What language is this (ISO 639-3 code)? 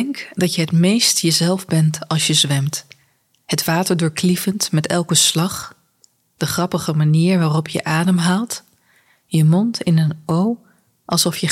nld